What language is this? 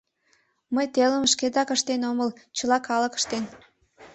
Mari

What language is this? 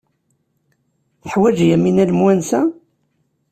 Kabyle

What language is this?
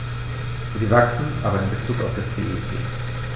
German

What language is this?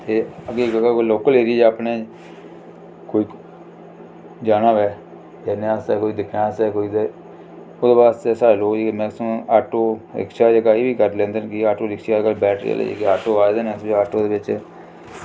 Dogri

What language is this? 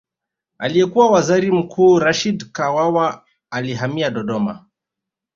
Swahili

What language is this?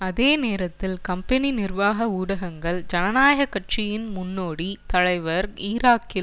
Tamil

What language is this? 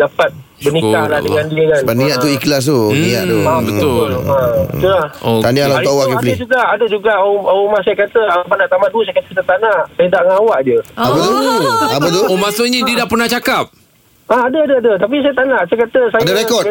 Malay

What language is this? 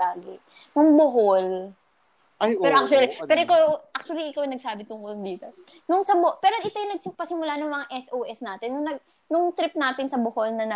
Filipino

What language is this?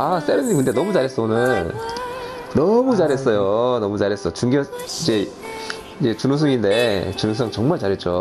Korean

